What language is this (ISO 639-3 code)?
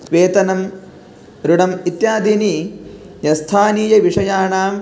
san